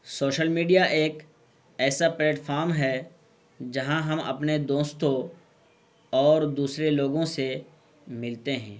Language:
Urdu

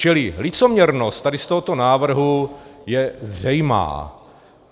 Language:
Czech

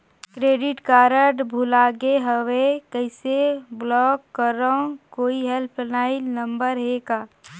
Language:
Chhattisgarhi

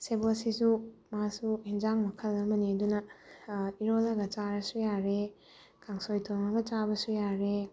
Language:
Manipuri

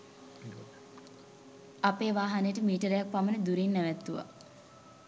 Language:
Sinhala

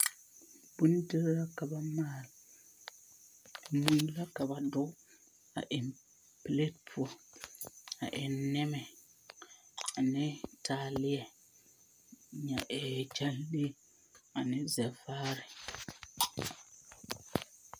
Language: Southern Dagaare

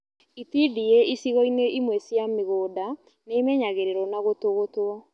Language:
Kikuyu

